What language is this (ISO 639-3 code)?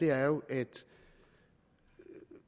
dan